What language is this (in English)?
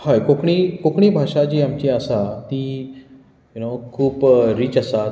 Konkani